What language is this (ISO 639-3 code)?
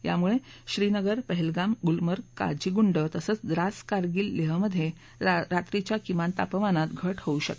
mar